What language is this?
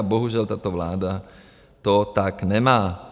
Czech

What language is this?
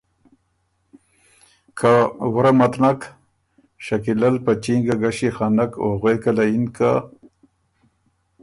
Ormuri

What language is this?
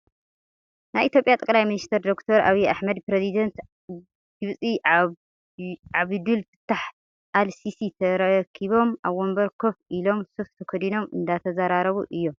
Tigrinya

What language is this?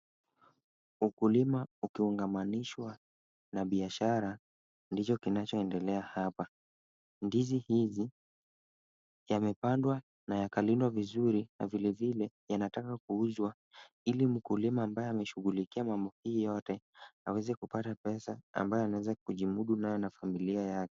Swahili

